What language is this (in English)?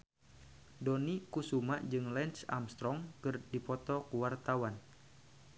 Sundanese